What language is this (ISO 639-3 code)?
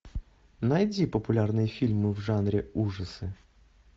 rus